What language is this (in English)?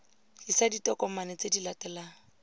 Tswana